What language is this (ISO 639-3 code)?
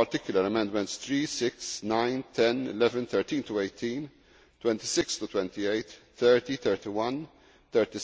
eng